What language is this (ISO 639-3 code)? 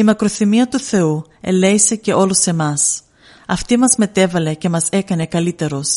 ell